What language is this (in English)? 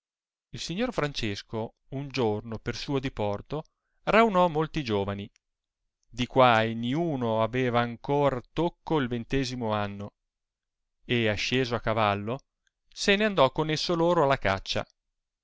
Italian